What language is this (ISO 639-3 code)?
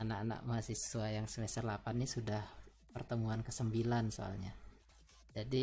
ind